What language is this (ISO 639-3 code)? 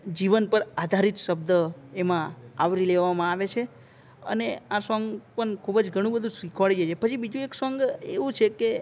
guj